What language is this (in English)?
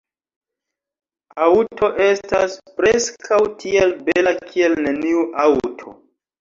Esperanto